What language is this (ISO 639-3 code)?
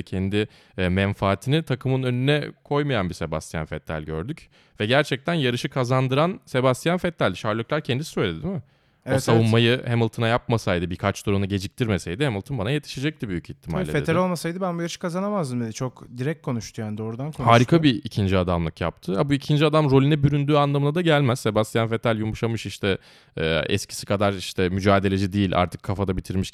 tur